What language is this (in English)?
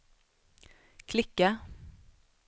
Swedish